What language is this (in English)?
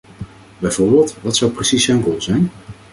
Dutch